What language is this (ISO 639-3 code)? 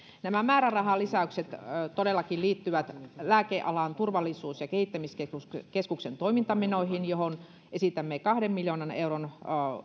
fin